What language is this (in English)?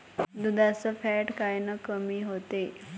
Marathi